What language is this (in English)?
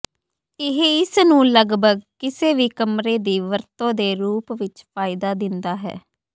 Punjabi